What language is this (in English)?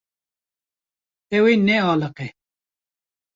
Kurdish